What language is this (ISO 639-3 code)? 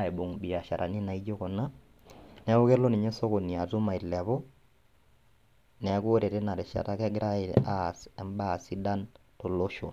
mas